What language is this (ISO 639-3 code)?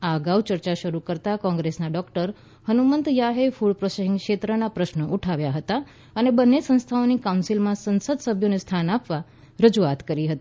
guj